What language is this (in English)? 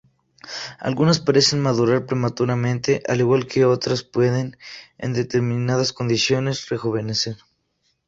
Spanish